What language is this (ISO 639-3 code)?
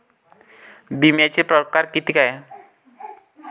mar